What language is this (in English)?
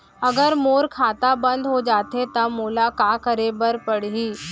Chhattisgarhi